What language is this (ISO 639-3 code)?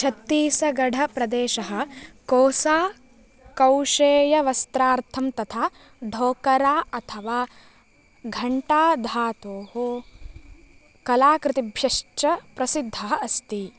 san